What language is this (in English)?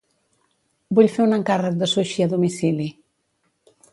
Catalan